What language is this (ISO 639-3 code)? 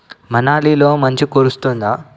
tel